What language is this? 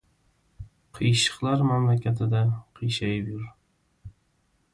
Uzbek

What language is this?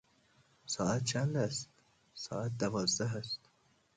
Persian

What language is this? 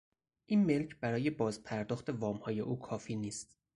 Persian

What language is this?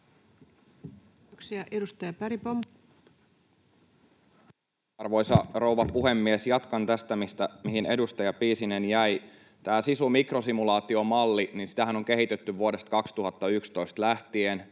Finnish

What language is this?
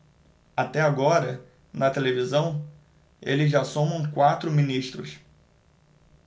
Portuguese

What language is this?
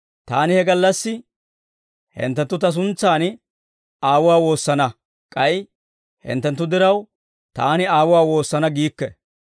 Dawro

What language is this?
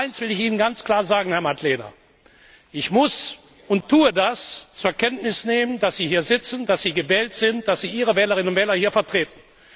German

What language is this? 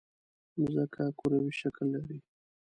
Pashto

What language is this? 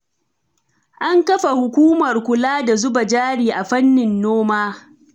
Hausa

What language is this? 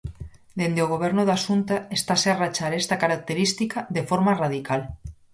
Galician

